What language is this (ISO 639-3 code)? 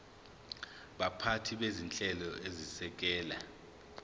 zul